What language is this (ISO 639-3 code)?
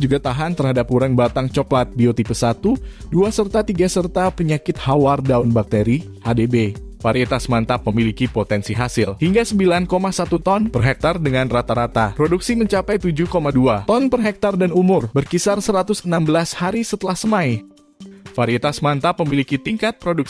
ind